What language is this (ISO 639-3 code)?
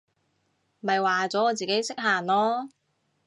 yue